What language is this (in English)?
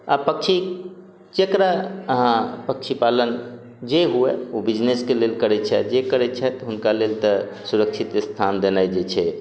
Maithili